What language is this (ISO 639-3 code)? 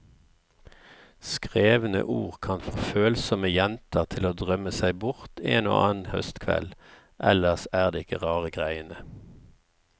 nor